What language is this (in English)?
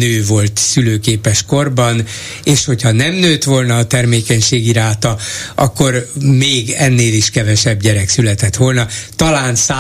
Hungarian